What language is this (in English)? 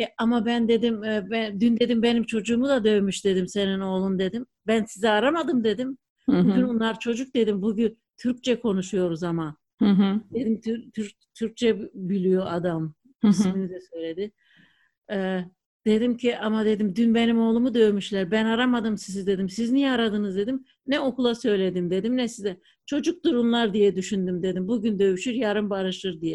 Turkish